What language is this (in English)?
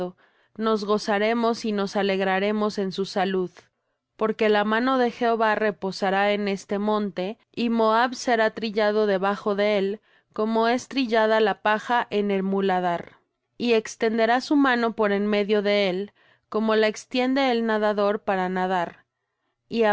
Spanish